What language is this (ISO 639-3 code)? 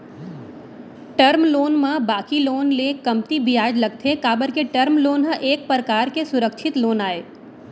hne